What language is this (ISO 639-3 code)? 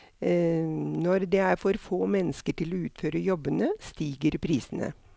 nor